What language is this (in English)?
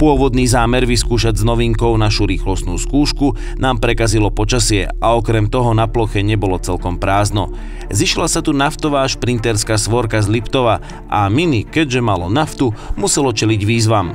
Slovak